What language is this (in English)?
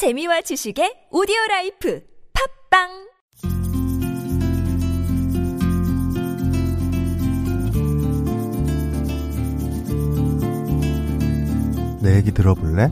Korean